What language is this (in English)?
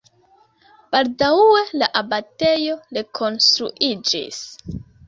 Esperanto